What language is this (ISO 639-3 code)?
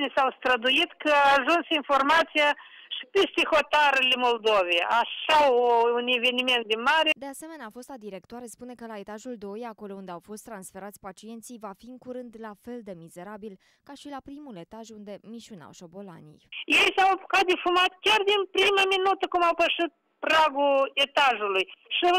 ron